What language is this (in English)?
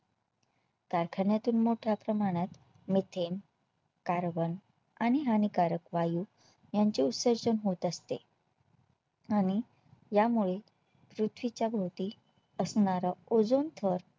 Marathi